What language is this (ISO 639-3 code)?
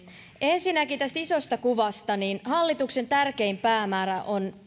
fin